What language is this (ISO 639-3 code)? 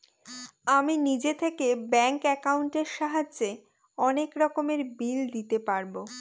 ben